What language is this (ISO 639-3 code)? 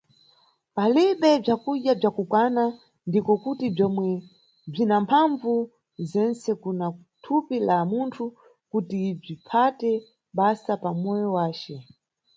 nyu